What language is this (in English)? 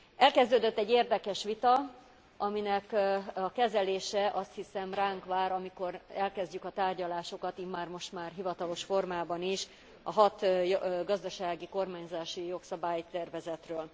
Hungarian